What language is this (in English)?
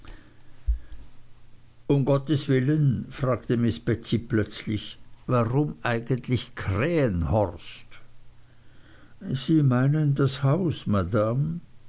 German